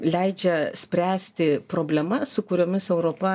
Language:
Lithuanian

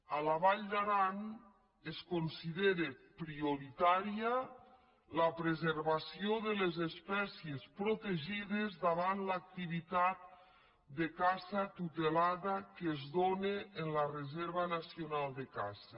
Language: Catalan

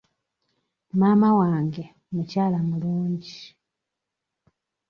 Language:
Ganda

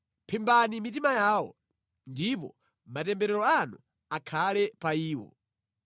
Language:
Nyanja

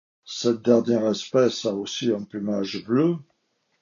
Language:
French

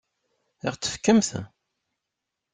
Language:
Kabyle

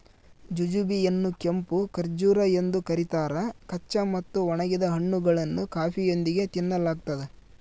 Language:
Kannada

